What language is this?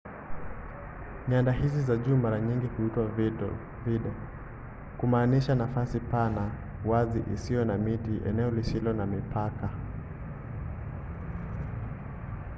Swahili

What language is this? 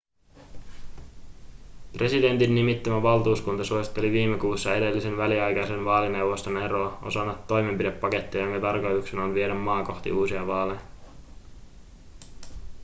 Finnish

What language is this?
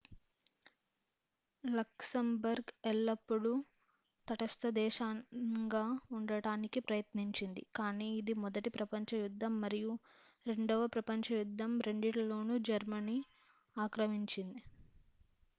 Telugu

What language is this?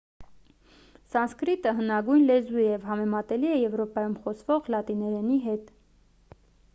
Armenian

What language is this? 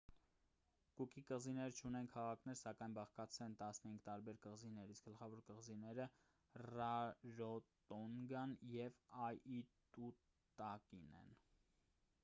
Armenian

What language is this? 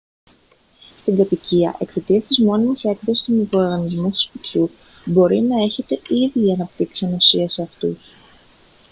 Greek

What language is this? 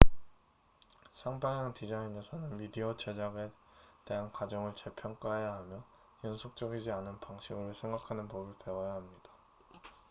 Korean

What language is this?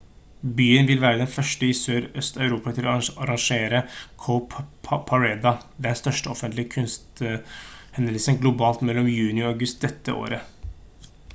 Norwegian Bokmål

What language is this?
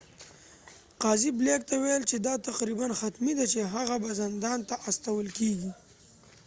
Pashto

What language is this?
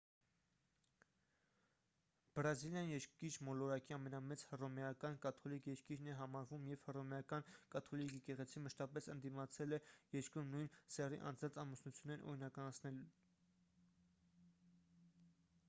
Armenian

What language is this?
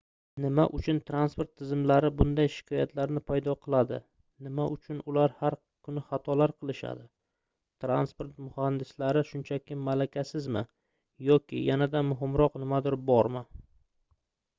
Uzbek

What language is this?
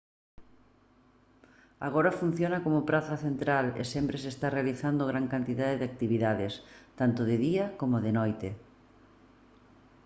Galician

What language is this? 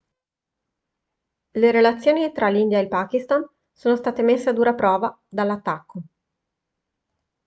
Italian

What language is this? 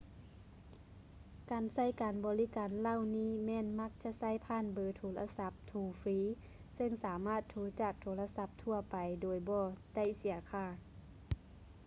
Lao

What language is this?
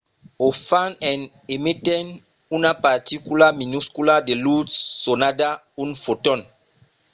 Occitan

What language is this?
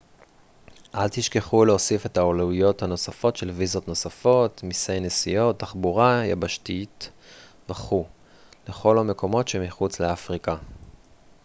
Hebrew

